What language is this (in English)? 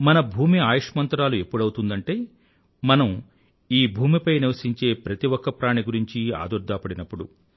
Telugu